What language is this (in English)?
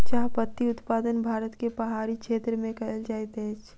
Maithili